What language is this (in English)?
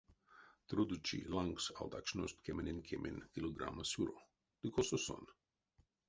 Erzya